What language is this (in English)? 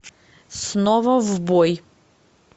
Russian